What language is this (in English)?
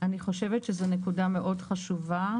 Hebrew